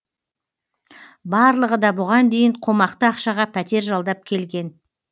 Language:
Kazakh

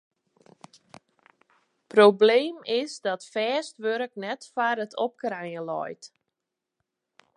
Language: Western Frisian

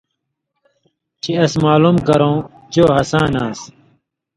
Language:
Indus Kohistani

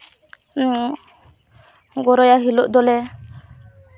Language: Santali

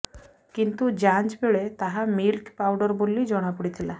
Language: Odia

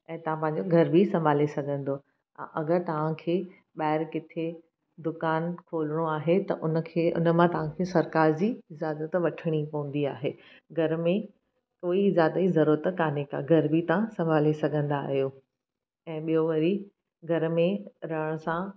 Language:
Sindhi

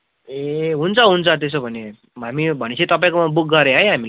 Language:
Nepali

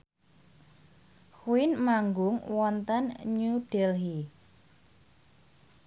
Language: Javanese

